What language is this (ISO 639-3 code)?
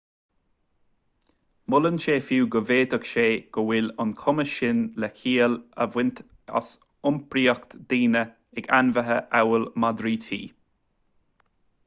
gle